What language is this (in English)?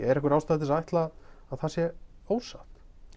Icelandic